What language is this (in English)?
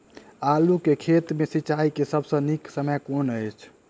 Maithili